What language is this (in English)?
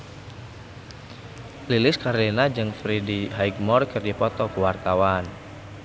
Sundanese